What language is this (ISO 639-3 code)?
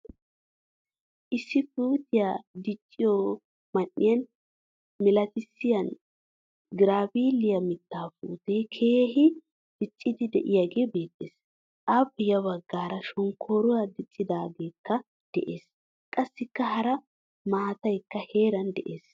wal